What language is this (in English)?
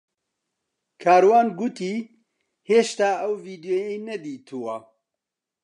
Central Kurdish